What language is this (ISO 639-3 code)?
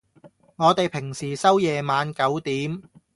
yue